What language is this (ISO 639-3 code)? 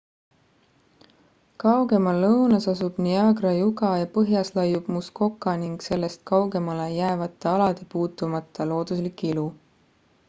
est